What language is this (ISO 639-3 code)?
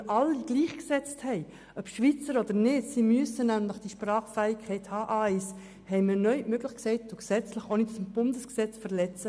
gsw